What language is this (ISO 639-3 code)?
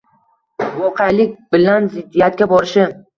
uzb